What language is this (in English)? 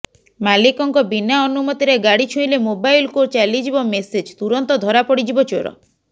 Odia